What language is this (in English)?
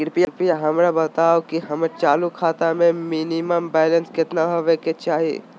Magahi